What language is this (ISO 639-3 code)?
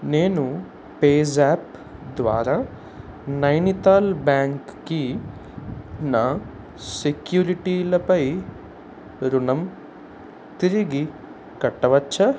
tel